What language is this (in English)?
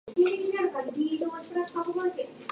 Japanese